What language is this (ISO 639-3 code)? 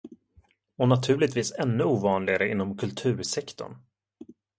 swe